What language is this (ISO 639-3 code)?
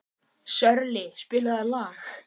isl